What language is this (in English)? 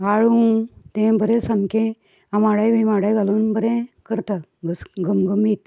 Konkani